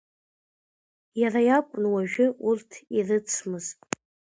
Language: Abkhazian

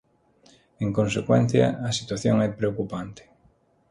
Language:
Galician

